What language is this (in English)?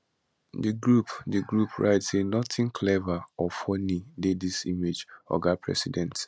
Nigerian Pidgin